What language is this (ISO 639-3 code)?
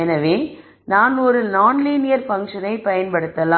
tam